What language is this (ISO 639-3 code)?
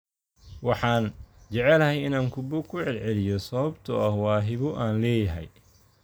som